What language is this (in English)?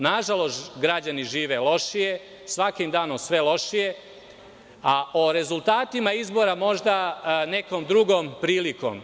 Serbian